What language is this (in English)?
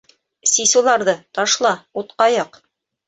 Bashkir